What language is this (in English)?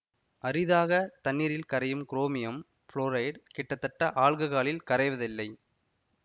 Tamil